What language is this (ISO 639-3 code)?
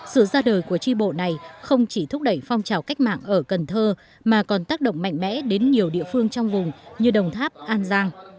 vie